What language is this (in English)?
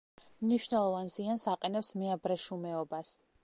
Georgian